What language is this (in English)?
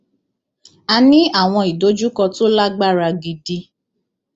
Yoruba